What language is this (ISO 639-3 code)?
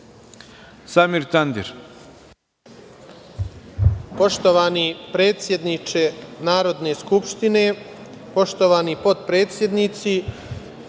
srp